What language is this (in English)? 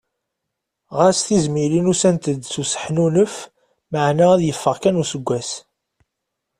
Kabyle